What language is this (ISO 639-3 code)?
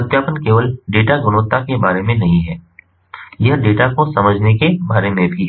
hin